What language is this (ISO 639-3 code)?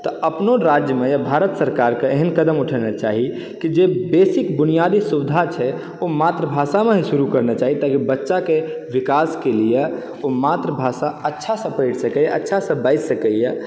mai